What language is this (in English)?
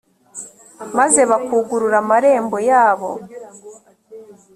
Kinyarwanda